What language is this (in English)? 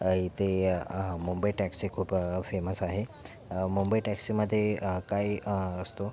Marathi